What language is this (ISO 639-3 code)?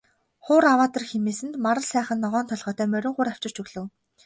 mon